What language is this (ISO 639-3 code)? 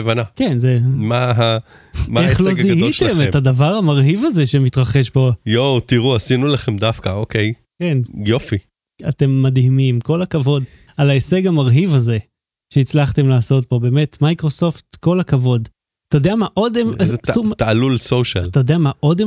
heb